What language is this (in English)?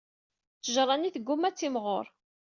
Kabyle